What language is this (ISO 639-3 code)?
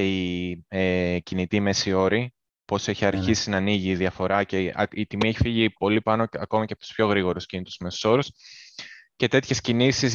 ell